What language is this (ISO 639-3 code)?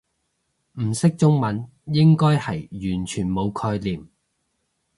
yue